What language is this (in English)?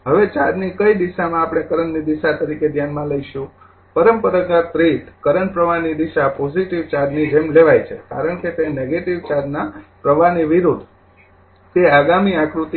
Gujarati